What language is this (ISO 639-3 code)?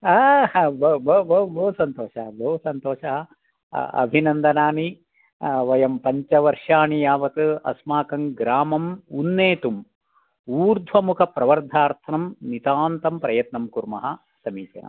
san